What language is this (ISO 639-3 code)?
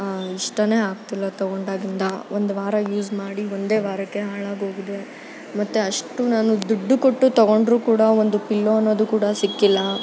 kan